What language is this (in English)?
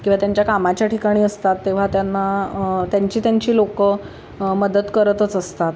Marathi